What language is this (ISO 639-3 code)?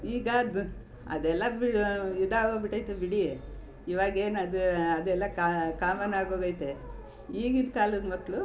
kan